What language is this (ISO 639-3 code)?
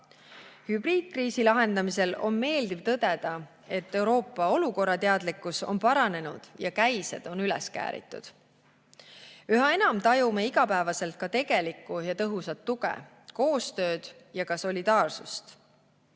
est